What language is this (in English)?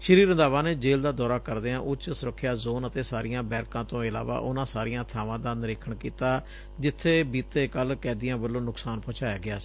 Punjabi